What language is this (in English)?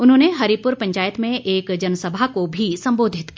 Hindi